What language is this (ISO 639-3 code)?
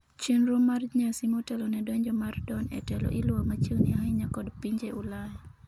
luo